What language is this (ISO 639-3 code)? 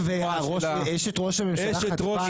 heb